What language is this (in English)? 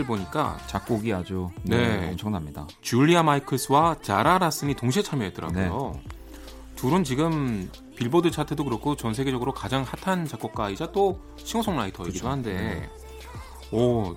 Korean